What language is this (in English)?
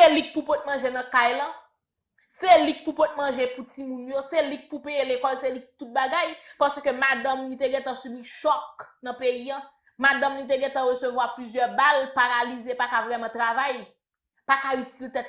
French